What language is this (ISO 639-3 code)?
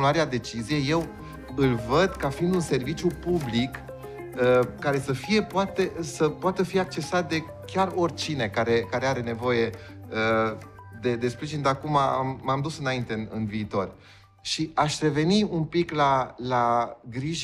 ron